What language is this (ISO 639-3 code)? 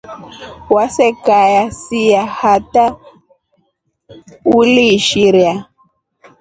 rof